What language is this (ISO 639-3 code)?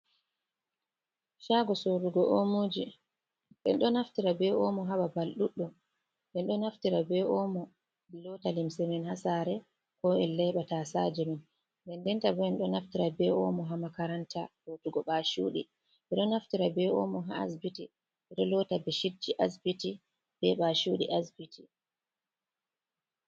ful